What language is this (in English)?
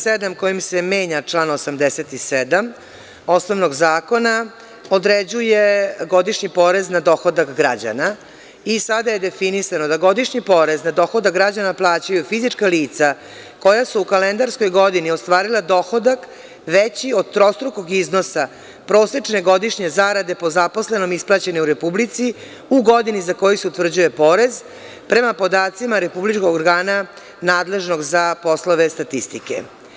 Serbian